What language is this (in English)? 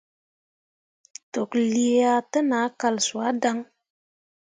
Mundang